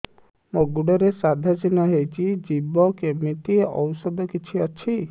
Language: Odia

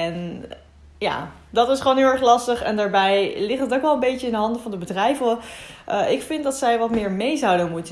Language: Dutch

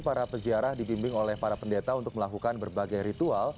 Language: Indonesian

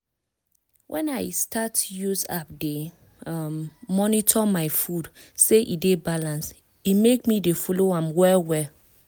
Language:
Nigerian Pidgin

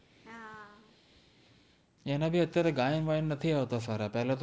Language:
Gujarati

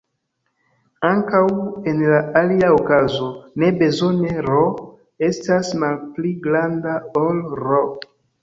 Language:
Esperanto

